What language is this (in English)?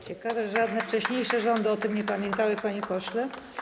Polish